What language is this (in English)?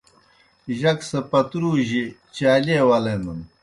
Kohistani Shina